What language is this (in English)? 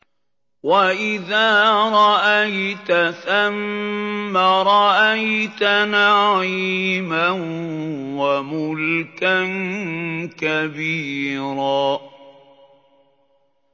Arabic